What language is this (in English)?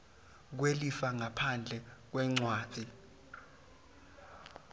Swati